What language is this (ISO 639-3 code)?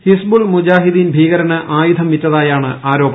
mal